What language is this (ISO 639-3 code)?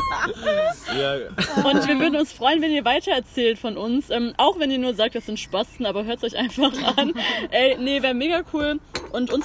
deu